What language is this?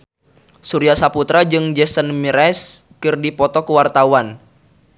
Sundanese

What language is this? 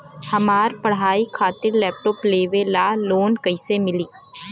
Bhojpuri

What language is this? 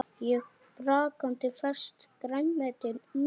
Icelandic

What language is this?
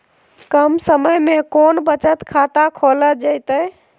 Magahi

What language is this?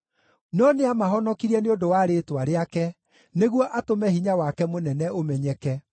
Kikuyu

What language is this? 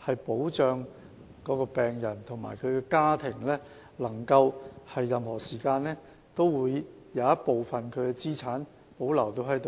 Cantonese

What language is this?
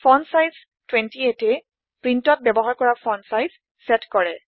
Assamese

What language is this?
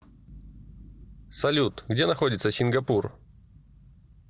Russian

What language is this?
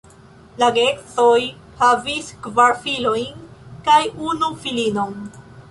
Esperanto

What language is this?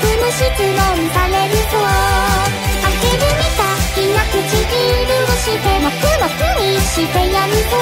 Japanese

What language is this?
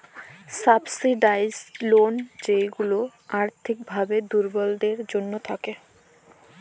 Bangla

